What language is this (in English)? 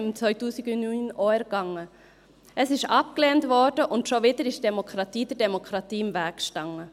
Swiss German